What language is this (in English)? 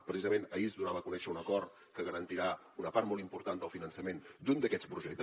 Catalan